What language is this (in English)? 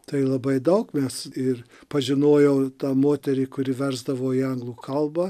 Lithuanian